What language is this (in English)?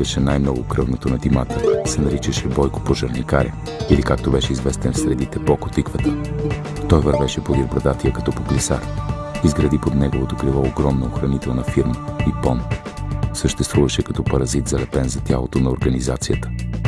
Bulgarian